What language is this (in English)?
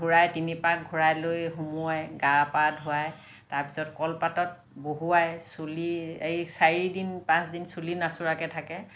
Assamese